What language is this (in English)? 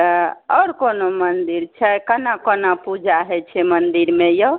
Maithili